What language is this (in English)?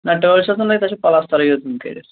Kashmiri